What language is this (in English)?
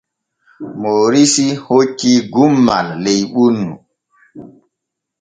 Borgu Fulfulde